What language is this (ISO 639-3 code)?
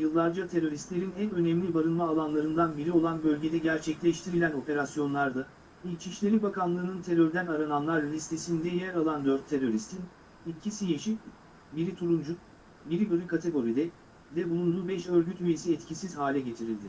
tur